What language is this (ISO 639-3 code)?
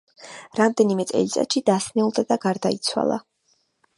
kat